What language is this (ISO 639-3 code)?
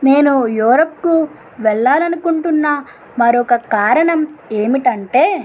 tel